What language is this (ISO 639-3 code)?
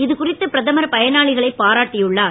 tam